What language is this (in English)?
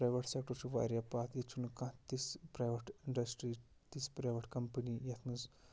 Kashmiri